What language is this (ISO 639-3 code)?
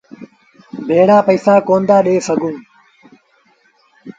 sbn